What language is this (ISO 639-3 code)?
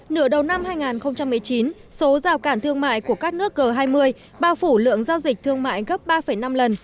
vie